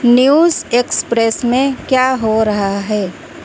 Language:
Urdu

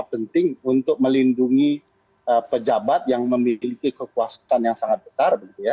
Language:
Indonesian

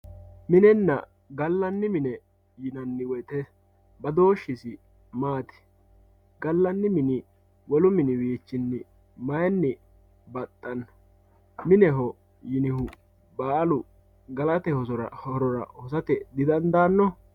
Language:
Sidamo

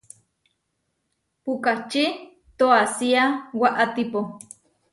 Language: Huarijio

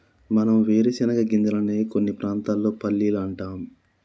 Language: Telugu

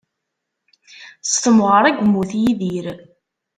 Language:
Kabyle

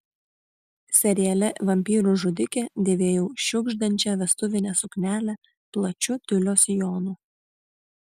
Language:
Lithuanian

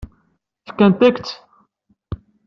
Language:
Kabyle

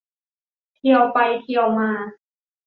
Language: Thai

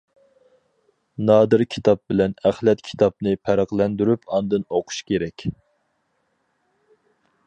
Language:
Uyghur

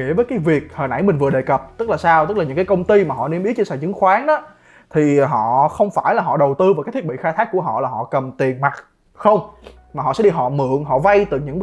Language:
Vietnamese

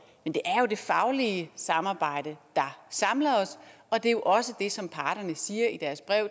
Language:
Danish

